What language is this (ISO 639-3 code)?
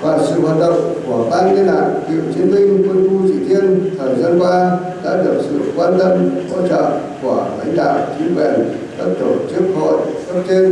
vie